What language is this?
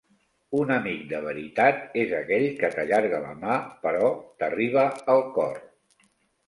Catalan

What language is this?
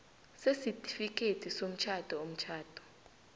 South Ndebele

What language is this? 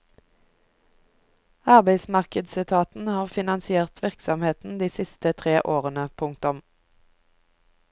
Norwegian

